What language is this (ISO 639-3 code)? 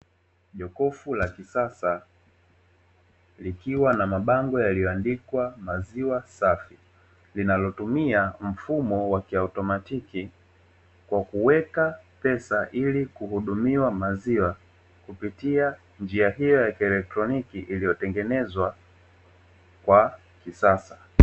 swa